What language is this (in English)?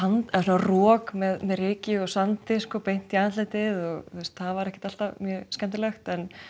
Icelandic